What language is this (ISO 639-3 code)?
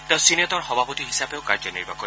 asm